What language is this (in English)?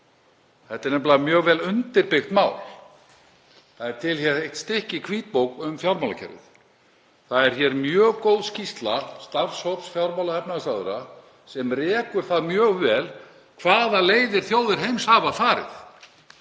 Icelandic